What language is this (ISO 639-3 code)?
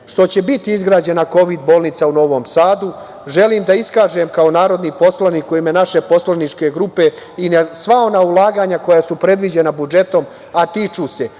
srp